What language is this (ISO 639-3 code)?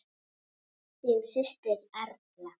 isl